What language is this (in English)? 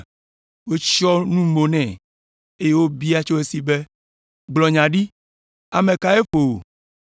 Ewe